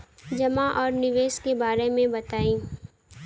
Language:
Bhojpuri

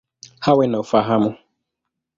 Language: Swahili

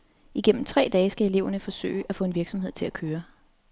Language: Danish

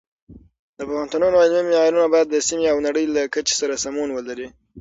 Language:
Pashto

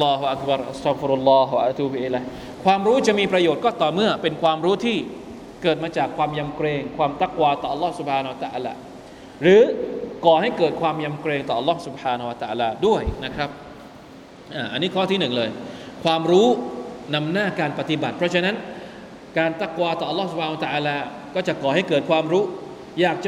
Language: Thai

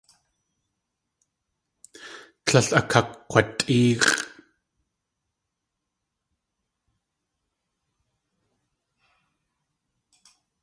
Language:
Tlingit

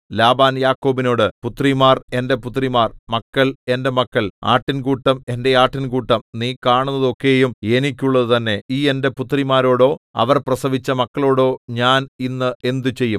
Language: Malayalam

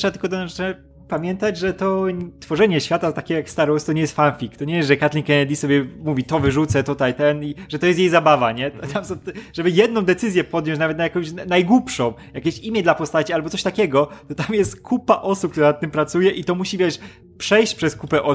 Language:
Polish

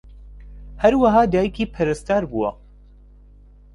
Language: Central Kurdish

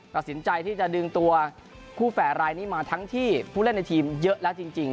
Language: Thai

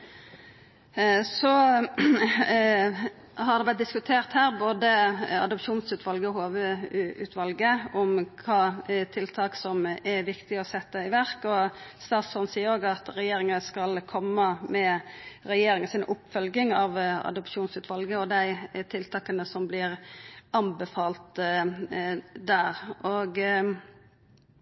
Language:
Norwegian Nynorsk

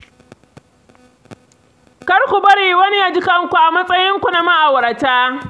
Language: Hausa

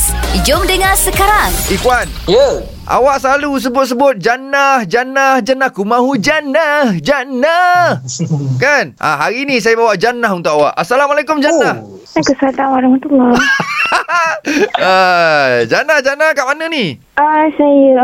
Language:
Malay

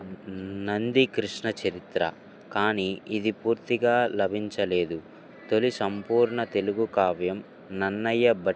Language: Telugu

